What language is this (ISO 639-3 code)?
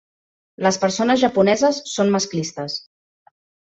cat